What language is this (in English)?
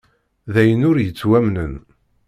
Kabyle